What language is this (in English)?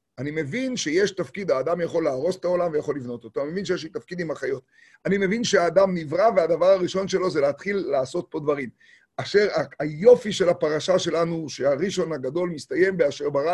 Hebrew